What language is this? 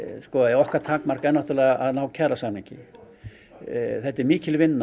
Icelandic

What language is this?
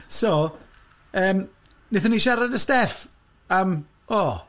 Welsh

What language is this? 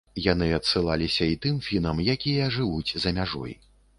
Belarusian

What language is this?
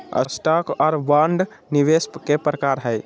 Magahi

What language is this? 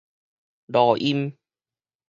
Min Nan Chinese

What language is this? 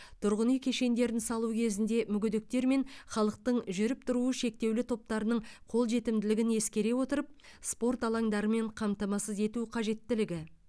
Kazakh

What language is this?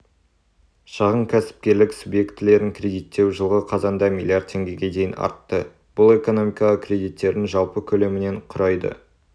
Kazakh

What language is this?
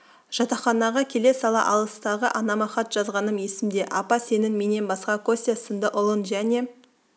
Kazakh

